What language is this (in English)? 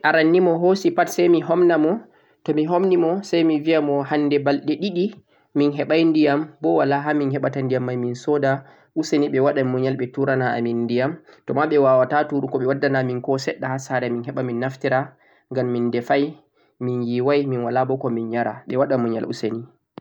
Central-Eastern Niger Fulfulde